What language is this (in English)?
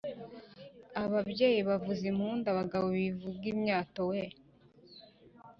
Kinyarwanda